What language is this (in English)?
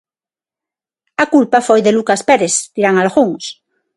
Galician